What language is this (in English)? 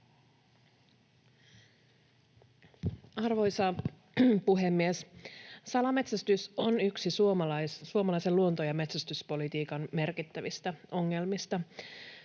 Finnish